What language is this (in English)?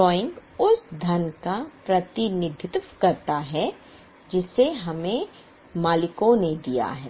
Hindi